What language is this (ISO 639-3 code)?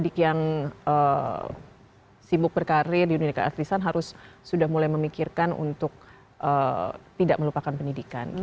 ind